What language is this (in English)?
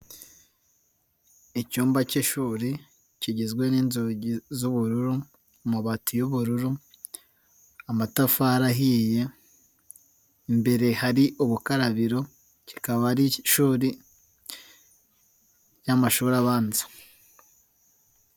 Kinyarwanda